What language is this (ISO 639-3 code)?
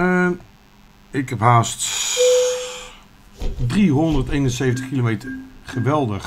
nld